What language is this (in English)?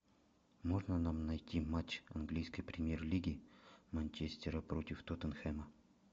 Russian